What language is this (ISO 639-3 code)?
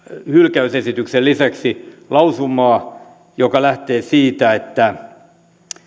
fin